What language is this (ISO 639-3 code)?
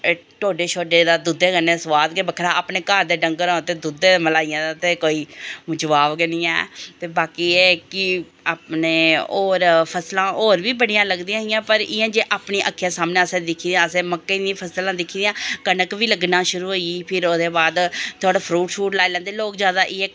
doi